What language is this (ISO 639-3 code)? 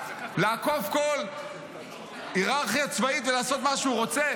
heb